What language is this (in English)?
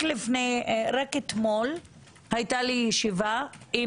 Hebrew